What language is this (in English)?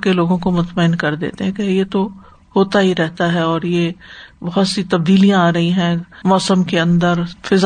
Urdu